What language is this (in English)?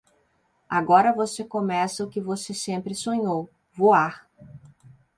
Portuguese